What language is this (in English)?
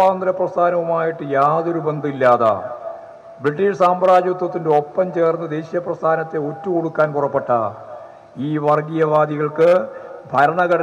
Malayalam